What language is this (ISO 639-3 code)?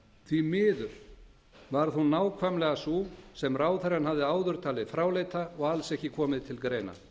isl